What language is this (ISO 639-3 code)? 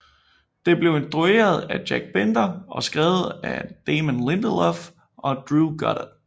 dan